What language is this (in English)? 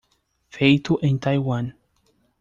Portuguese